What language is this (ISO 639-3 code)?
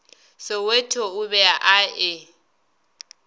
nso